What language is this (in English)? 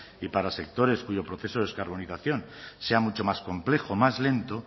Spanish